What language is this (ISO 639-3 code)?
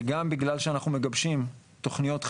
heb